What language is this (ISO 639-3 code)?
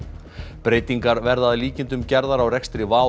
isl